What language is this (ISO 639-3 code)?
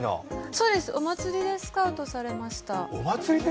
jpn